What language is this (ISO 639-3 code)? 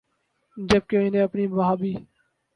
urd